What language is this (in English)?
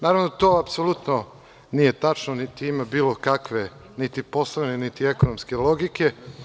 Serbian